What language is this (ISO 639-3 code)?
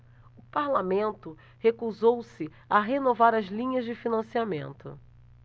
por